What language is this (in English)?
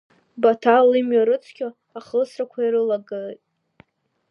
Abkhazian